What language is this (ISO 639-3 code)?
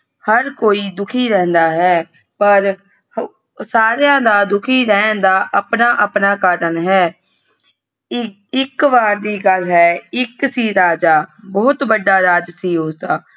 pan